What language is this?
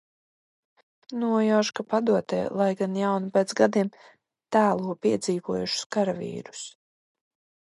Latvian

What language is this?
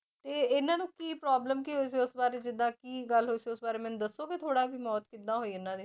Punjabi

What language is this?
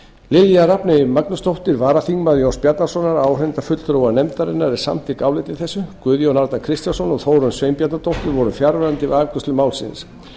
Icelandic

